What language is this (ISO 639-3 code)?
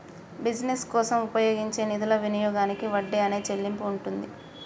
tel